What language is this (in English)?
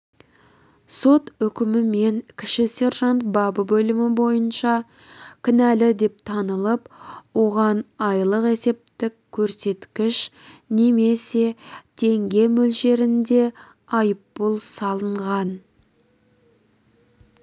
Kazakh